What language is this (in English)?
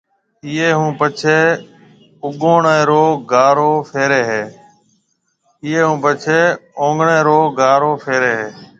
Marwari (Pakistan)